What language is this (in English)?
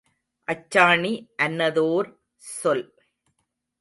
Tamil